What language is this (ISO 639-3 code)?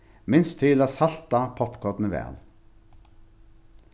fao